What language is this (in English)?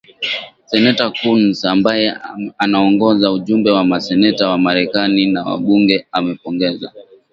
Swahili